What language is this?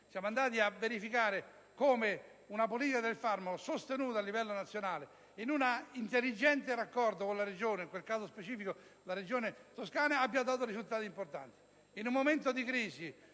Italian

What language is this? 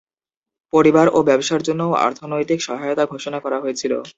Bangla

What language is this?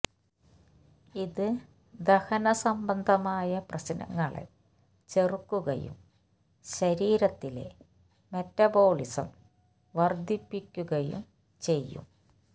Malayalam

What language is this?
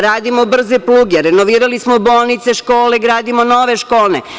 Serbian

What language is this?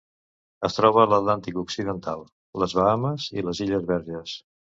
Catalan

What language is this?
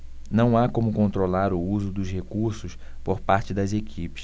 Portuguese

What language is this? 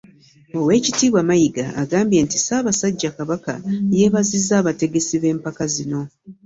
Ganda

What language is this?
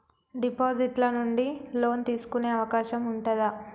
Telugu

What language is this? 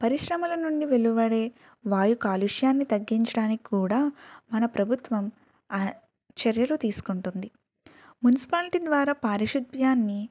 Telugu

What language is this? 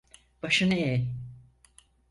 Turkish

